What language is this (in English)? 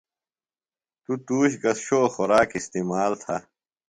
Phalura